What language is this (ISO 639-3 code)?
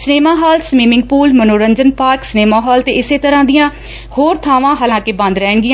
pan